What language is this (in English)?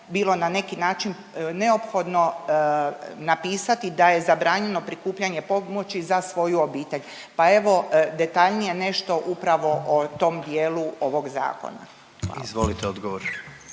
Croatian